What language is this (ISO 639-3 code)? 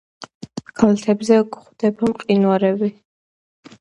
kat